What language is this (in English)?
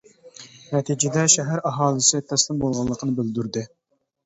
Uyghur